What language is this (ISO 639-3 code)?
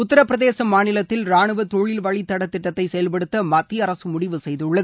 tam